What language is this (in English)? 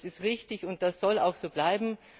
German